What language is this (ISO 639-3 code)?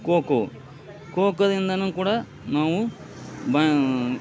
kan